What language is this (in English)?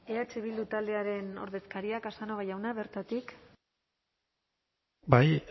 Basque